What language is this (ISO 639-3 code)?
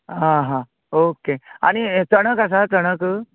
kok